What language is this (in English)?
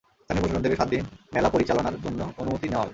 Bangla